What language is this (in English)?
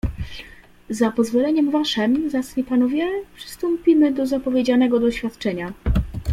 Polish